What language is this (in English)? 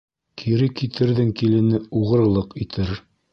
Bashkir